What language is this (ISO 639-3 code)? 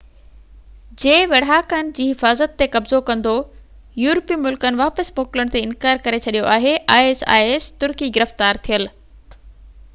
snd